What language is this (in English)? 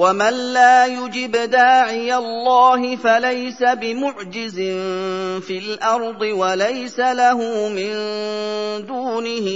Arabic